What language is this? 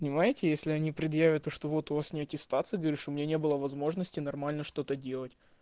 Russian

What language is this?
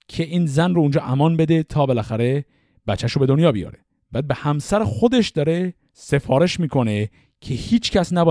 Persian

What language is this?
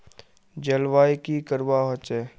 Magahi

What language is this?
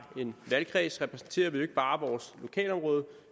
Danish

